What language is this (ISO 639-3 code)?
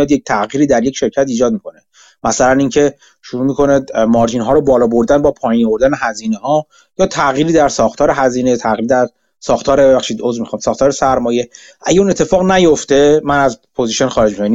fas